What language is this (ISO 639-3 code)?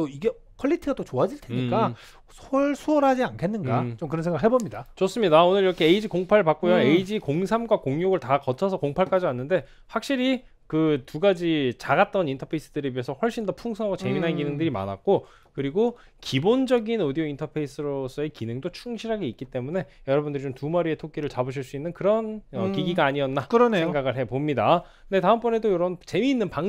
kor